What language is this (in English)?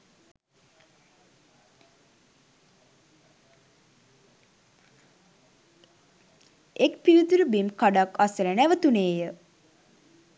Sinhala